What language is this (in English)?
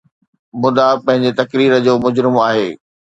Sindhi